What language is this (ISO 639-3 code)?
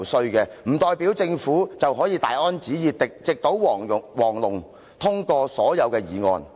yue